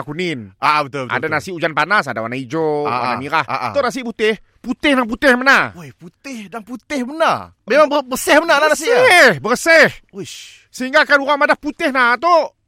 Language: Malay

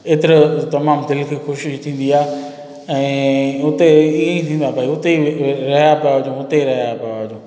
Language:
Sindhi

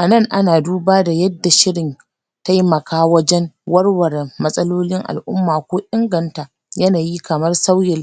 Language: Hausa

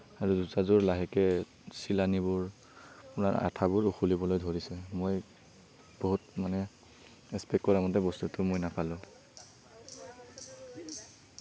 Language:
Assamese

